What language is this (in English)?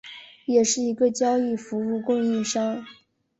Chinese